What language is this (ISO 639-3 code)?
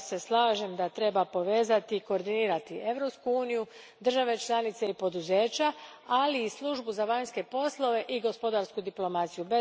hrv